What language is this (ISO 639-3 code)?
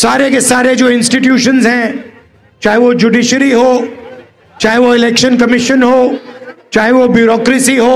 hin